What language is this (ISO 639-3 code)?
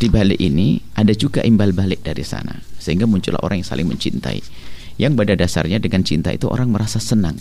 ind